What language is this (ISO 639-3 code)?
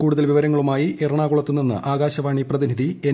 mal